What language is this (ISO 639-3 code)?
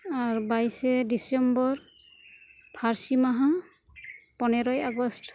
sat